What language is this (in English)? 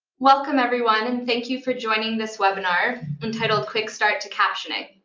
English